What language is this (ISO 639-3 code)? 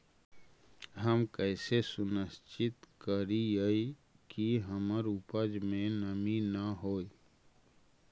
mag